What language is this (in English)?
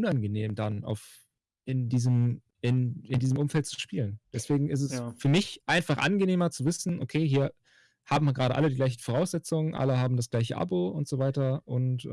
German